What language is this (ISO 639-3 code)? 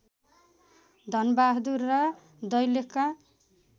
nep